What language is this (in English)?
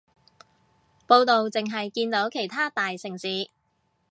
Cantonese